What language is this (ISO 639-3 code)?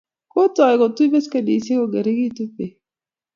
kln